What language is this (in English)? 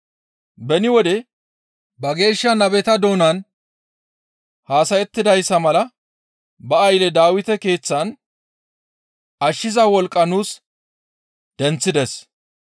Gamo